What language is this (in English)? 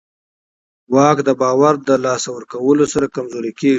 Pashto